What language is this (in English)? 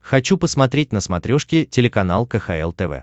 Russian